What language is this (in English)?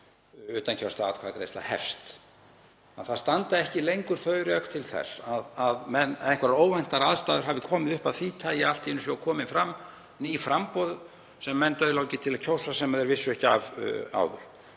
Icelandic